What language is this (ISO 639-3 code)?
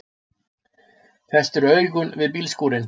isl